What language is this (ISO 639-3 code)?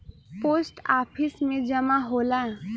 bho